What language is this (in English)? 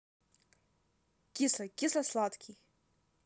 Russian